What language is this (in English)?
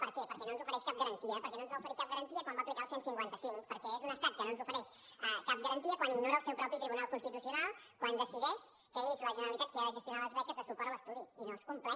Catalan